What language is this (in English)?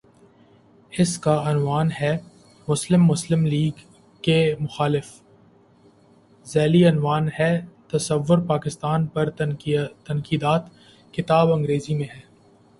Urdu